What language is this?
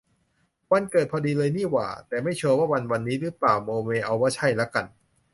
Thai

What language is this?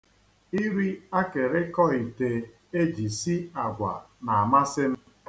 Igbo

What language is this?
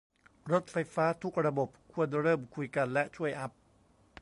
Thai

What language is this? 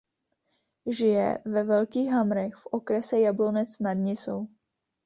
Czech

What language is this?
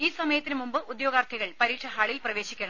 Malayalam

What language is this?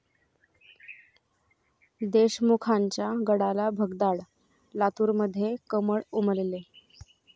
Marathi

